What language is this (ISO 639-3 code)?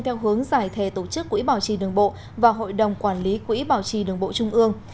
vie